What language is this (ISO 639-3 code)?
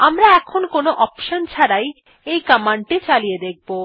ben